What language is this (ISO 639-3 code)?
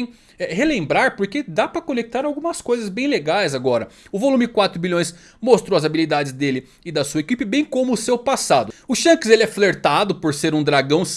por